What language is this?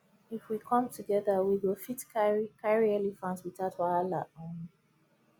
Nigerian Pidgin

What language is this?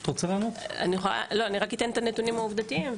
Hebrew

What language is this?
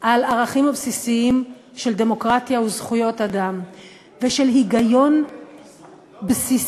Hebrew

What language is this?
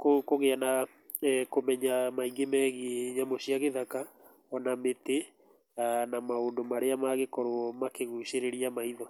Kikuyu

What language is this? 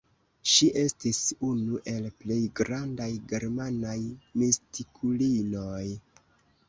Esperanto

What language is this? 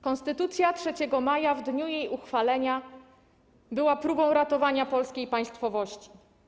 Polish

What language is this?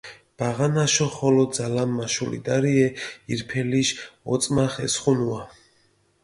Mingrelian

